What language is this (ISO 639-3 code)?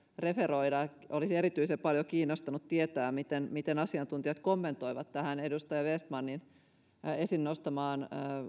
fin